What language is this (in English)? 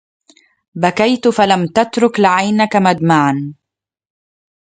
Arabic